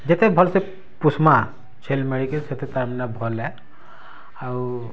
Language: Odia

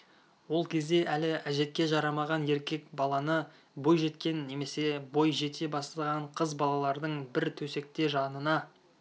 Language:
Kazakh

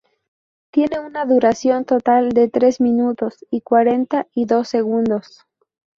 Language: Spanish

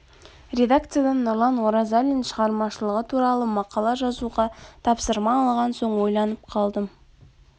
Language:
Kazakh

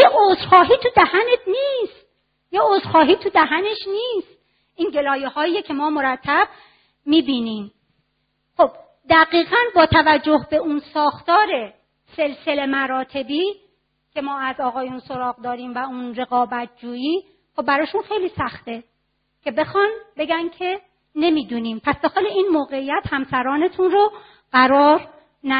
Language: Persian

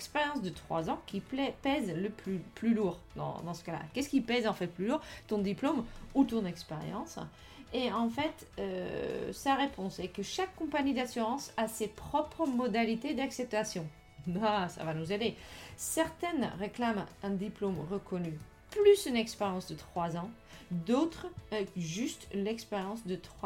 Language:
French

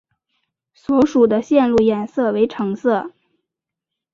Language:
Chinese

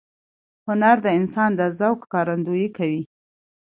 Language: Pashto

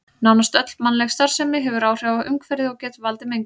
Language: Icelandic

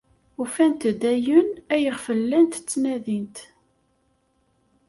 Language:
Kabyle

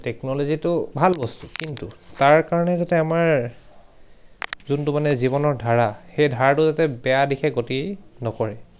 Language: Assamese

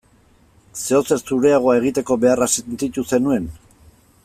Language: Basque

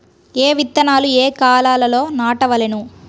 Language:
Telugu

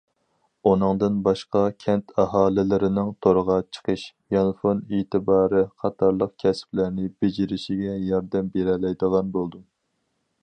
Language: Uyghur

